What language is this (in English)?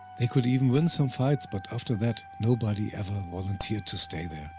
English